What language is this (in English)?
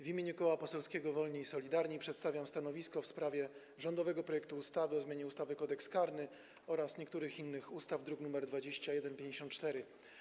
Polish